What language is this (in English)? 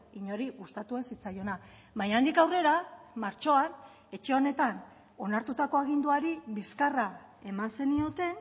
Basque